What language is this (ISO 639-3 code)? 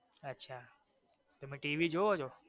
guj